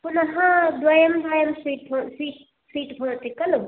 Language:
Sanskrit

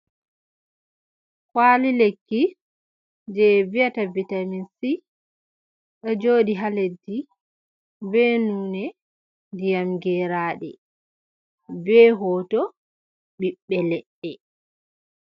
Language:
Fula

